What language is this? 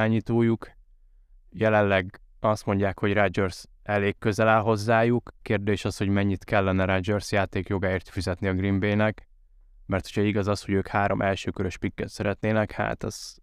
Hungarian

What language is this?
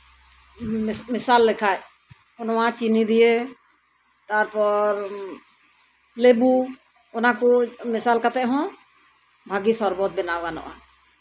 Santali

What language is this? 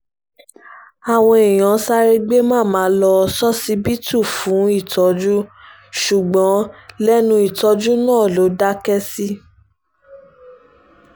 Yoruba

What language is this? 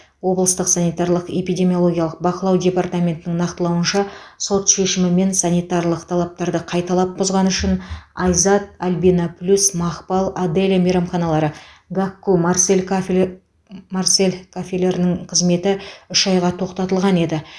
Kazakh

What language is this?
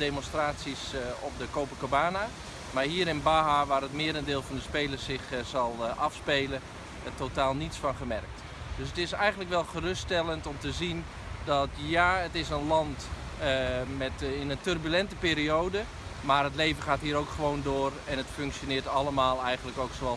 Dutch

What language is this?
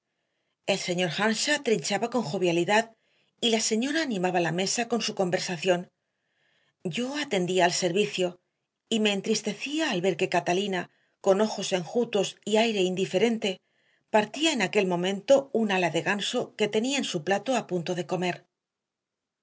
Spanish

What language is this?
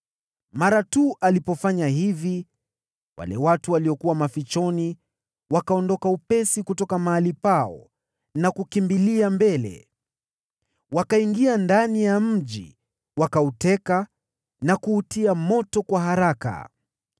Swahili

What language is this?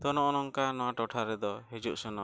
Santali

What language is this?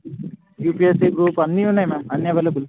Telugu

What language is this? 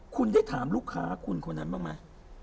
Thai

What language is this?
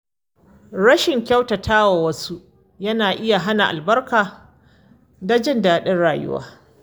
Hausa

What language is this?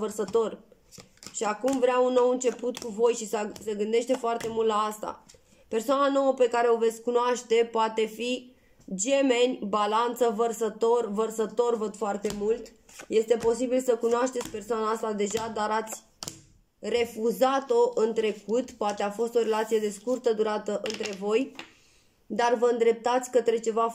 Romanian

